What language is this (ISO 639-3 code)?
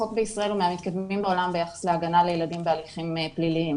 heb